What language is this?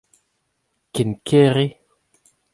Breton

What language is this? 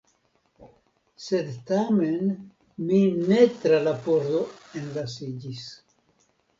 Esperanto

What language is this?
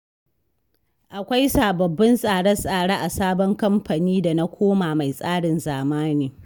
Hausa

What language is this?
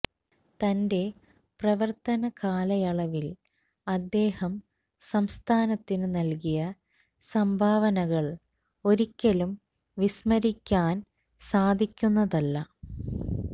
Malayalam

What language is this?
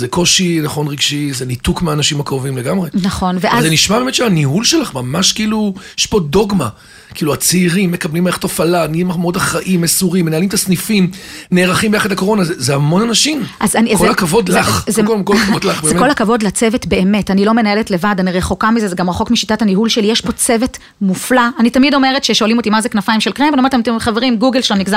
Hebrew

